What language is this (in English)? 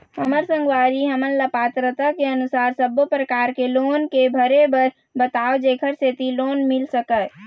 Chhattisgarhi